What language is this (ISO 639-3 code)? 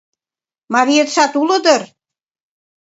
chm